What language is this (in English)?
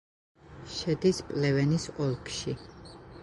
Georgian